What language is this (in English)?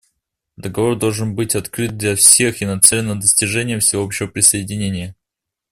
Russian